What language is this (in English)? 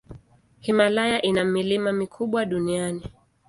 Swahili